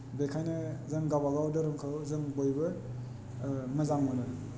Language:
Bodo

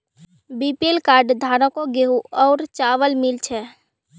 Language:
Magahi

